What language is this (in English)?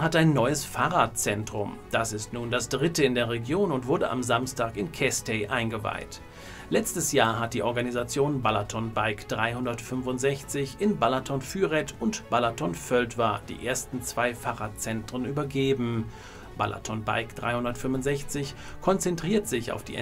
German